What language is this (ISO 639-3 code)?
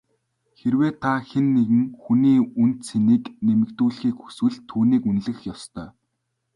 mon